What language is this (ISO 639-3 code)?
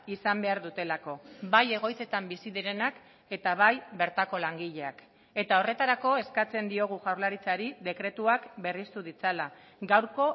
eus